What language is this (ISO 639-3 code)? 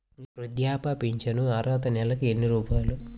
tel